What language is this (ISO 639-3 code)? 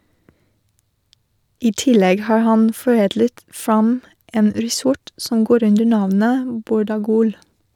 nor